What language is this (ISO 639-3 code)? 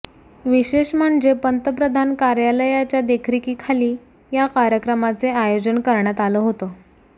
mar